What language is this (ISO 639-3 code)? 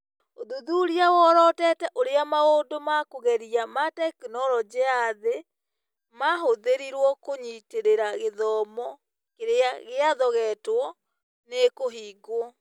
kik